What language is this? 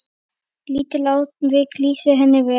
Icelandic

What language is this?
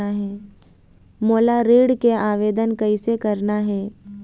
Chhattisgarhi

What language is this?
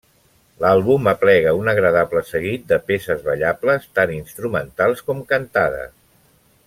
Catalan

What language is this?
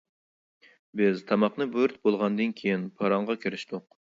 Uyghur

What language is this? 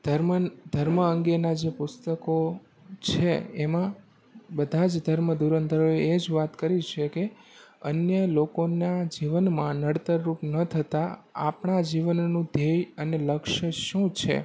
Gujarati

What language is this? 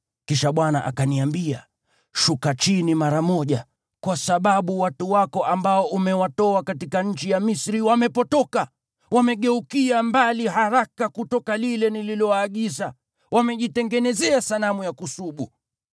Swahili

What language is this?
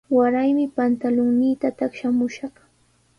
Sihuas Ancash Quechua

